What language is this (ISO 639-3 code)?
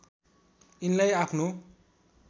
nep